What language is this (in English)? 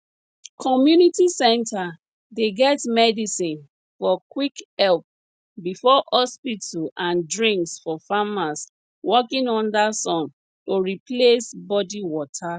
Nigerian Pidgin